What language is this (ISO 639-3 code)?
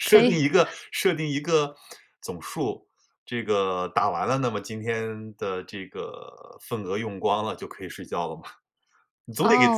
zho